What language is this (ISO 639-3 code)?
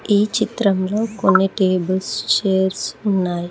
tel